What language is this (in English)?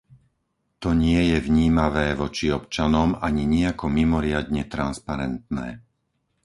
Slovak